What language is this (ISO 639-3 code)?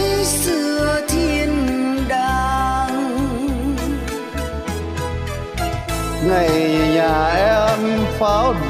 vie